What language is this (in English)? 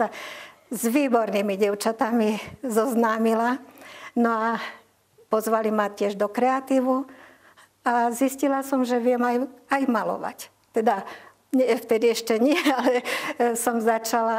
Slovak